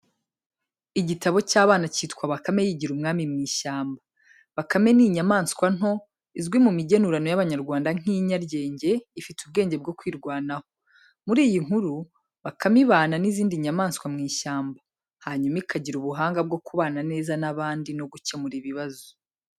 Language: Kinyarwanda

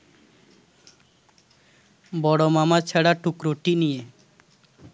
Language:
Bangla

